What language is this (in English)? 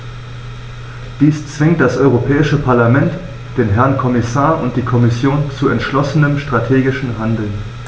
German